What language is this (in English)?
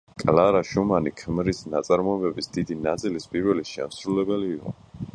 Georgian